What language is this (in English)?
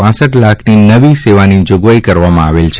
Gujarati